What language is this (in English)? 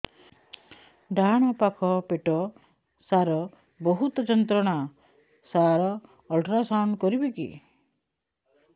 Odia